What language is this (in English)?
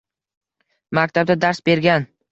Uzbek